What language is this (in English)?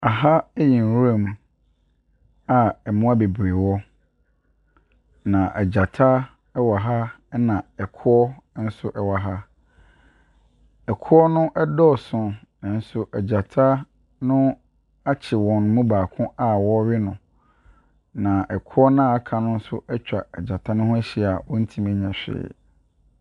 Akan